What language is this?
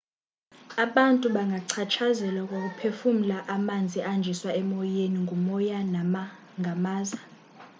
Xhosa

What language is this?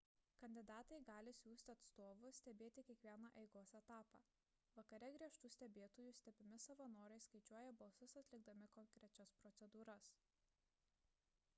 Lithuanian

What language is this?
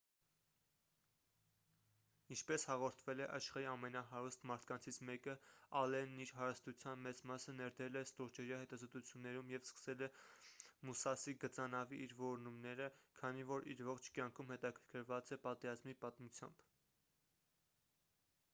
Armenian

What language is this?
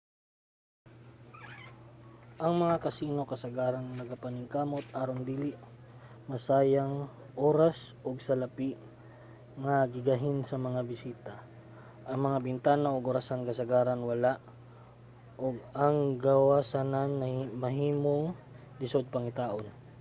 Cebuano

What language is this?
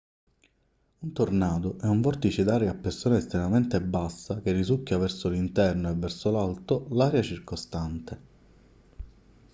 Italian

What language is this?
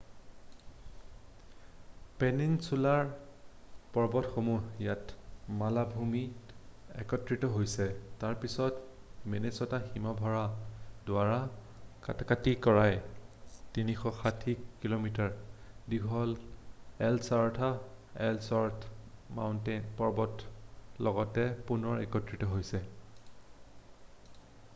Assamese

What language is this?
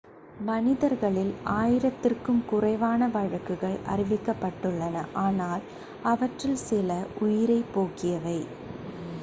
Tamil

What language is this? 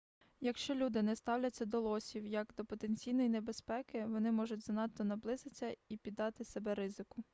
Ukrainian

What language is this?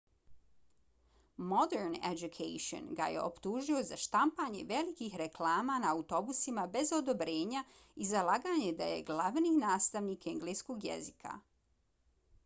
Bosnian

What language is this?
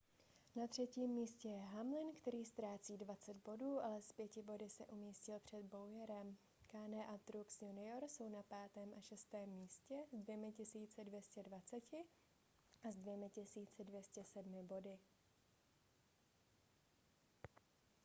Czech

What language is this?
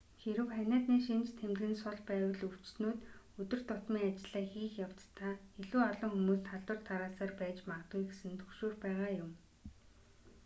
Mongolian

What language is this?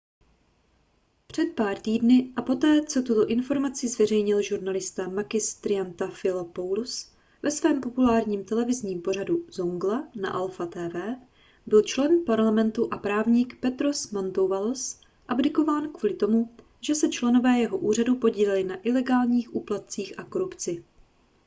Czech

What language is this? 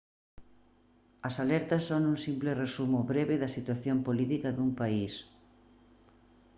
Galician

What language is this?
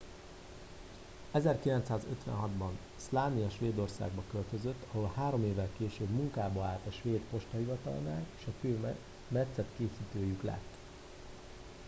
Hungarian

